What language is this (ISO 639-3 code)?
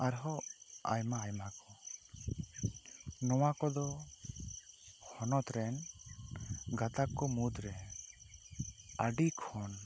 sat